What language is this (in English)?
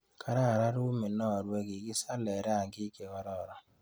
Kalenjin